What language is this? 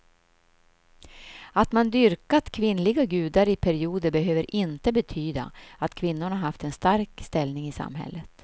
Swedish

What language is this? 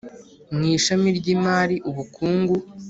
Kinyarwanda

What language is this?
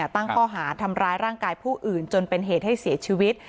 Thai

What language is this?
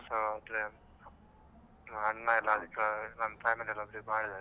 Kannada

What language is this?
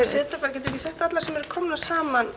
Icelandic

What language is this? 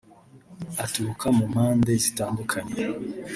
Kinyarwanda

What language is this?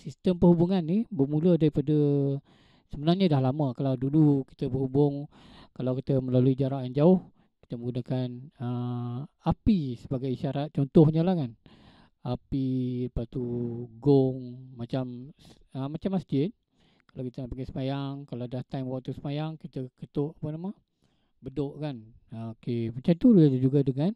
Malay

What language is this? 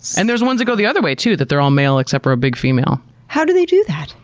English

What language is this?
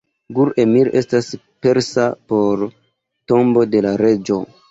Esperanto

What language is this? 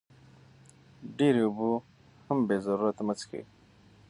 Pashto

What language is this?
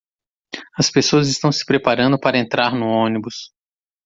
Portuguese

